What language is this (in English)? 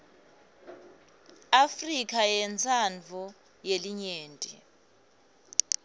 Swati